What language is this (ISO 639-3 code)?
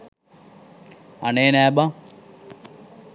sin